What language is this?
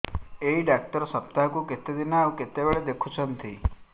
Odia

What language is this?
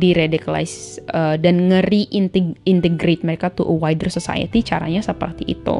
Indonesian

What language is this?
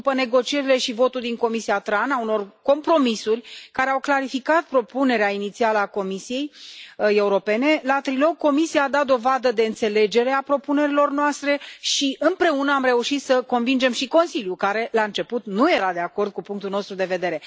Romanian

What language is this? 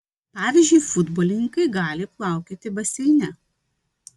Lithuanian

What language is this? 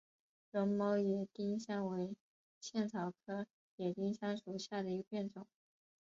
Chinese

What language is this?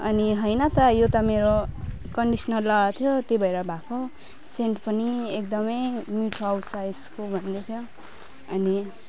Nepali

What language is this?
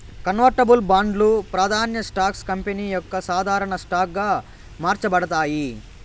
Telugu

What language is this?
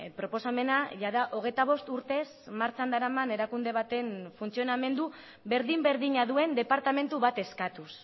Basque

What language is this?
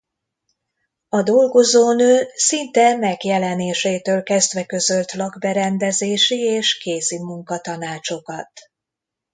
Hungarian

